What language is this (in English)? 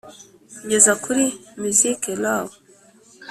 Kinyarwanda